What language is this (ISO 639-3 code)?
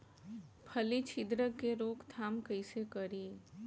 bho